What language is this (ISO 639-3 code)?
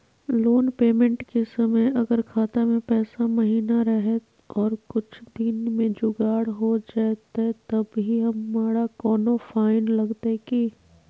mag